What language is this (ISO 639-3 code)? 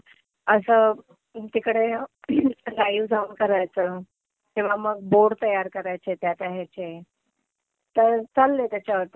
mar